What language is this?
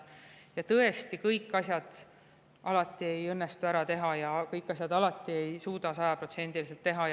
Estonian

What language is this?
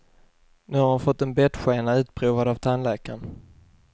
Swedish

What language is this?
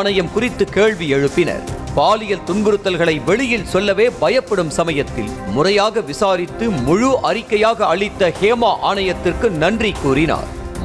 Tamil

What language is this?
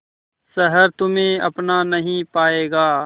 Hindi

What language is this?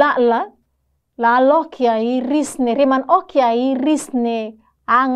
Indonesian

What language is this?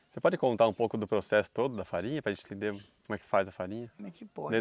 Portuguese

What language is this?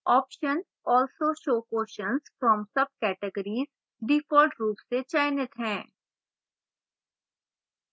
Hindi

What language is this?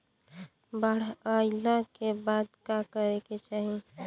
Bhojpuri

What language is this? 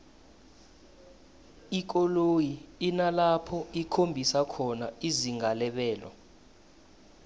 South Ndebele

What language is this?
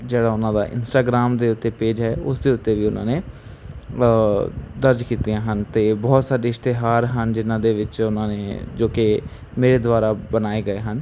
Punjabi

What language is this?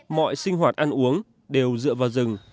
Vietnamese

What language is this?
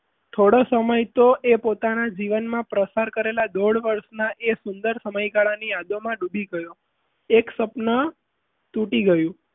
Gujarati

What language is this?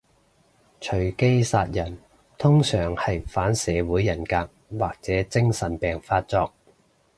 Cantonese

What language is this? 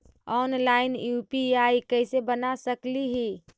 Magahi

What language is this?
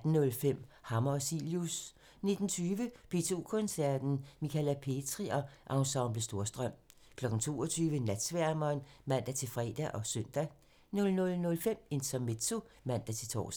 Danish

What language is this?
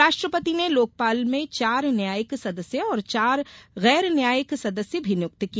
Hindi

